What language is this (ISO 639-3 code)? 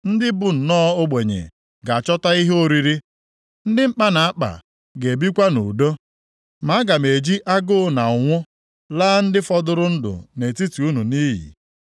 ibo